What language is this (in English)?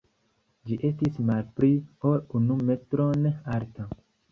Esperanto